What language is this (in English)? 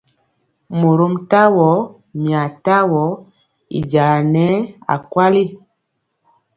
Mpiemo